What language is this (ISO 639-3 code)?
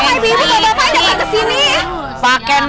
ind